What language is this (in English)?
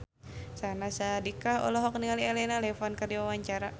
Sundanese